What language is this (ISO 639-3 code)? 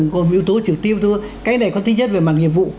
vie